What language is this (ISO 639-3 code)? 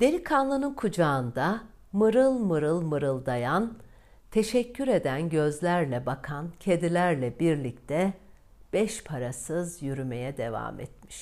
tur